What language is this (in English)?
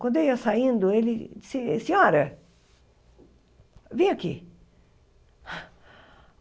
Portuguese